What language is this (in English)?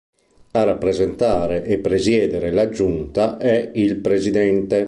Italian